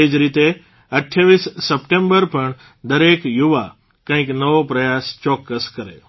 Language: Gujarati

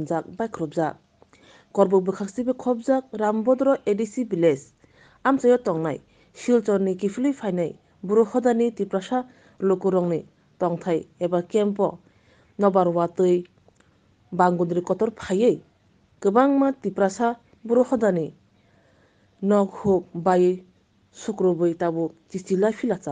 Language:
Vietnamese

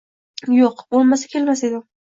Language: Uzbek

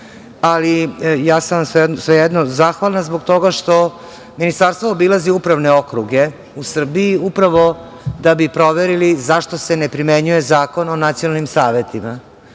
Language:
Serbian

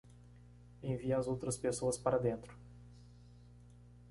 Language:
Portuguese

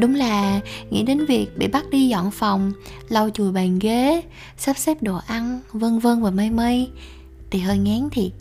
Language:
Vietnamese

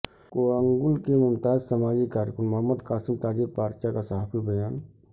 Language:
Urdu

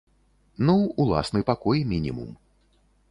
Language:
Belarusian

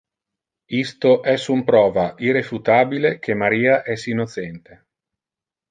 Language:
Interlingua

